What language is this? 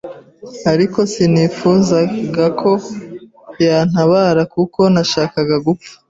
Kinyarwanda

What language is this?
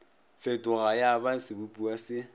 Northern Sotho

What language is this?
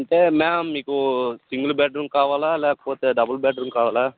Telugu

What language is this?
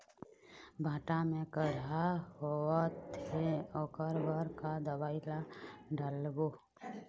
Chhattisgarhi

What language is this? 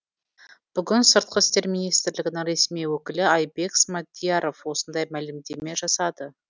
Kazakh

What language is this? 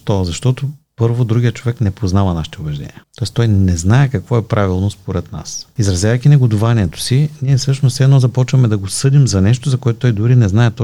Bulgarian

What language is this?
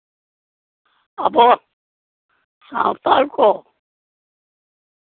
Santali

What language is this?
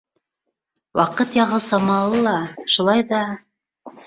Bashkir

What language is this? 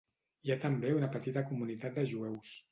Catalan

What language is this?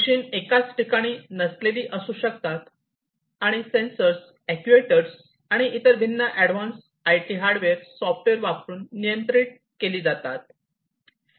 Marathi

